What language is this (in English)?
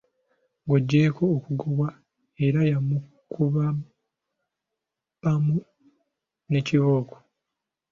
Ganda